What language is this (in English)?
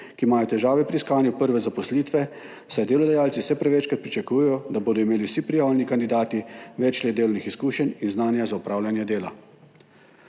Slovenian